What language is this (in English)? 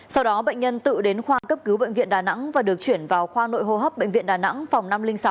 Vietnamese